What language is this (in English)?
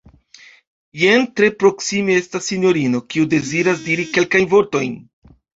Esperanto